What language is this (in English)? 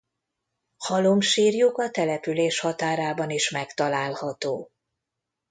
Hungarian